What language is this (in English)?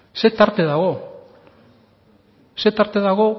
Basque